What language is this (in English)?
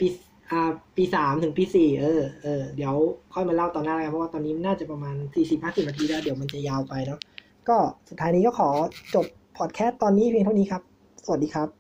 Thai